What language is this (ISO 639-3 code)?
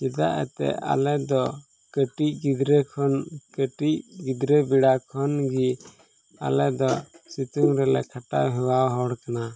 sat